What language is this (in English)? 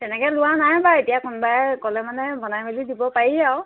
Assamese